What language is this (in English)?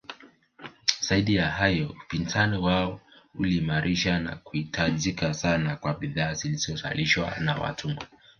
Swahili